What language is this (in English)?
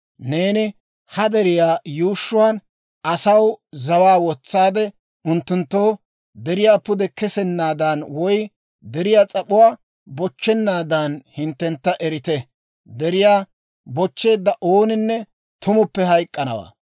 Dawro